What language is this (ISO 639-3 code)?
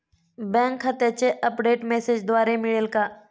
mar